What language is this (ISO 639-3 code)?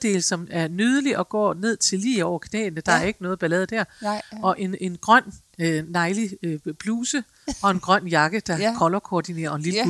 dan